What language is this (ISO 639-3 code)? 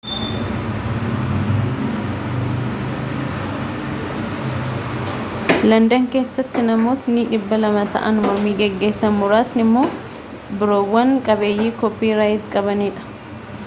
orm